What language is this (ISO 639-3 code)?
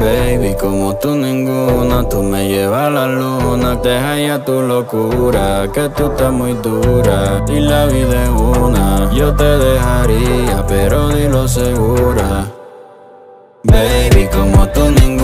ron